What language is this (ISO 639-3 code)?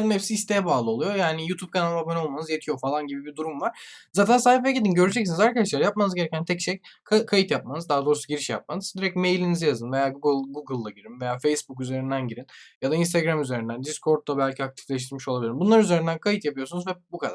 tur